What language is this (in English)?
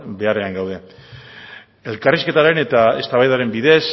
Basque